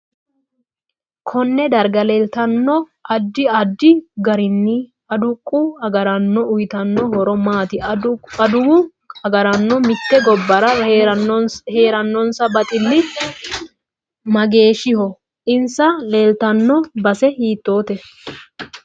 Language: Sidamo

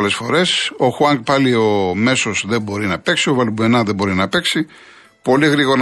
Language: Greek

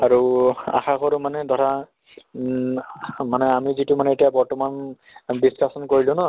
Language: Assamese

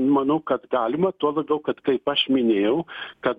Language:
Lithuanian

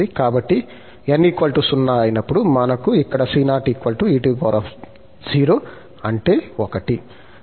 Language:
Telugu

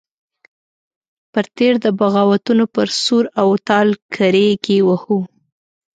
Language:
Pashto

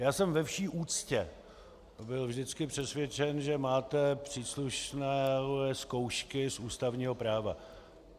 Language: Czech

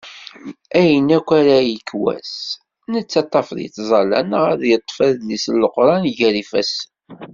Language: Kabyle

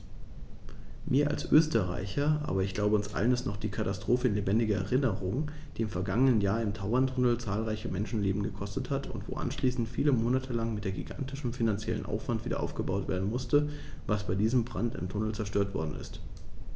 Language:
German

